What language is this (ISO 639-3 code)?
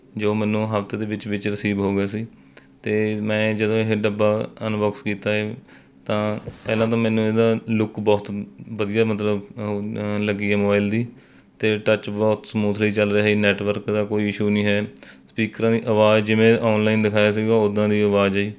pan